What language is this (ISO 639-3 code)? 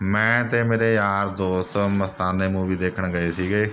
pan